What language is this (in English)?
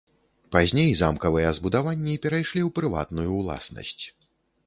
Belarusian